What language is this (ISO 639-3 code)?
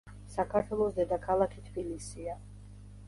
kat